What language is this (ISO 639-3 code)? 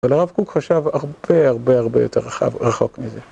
heb